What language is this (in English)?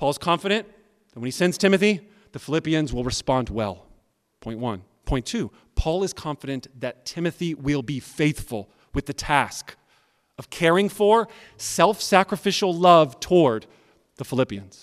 English